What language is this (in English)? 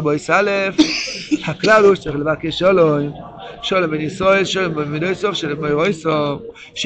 Hebrew